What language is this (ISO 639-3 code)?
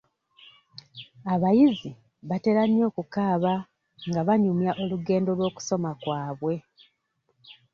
lug